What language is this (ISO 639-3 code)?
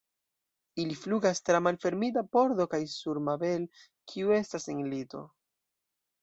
epo